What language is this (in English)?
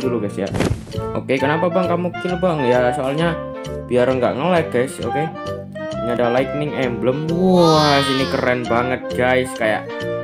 Indonesian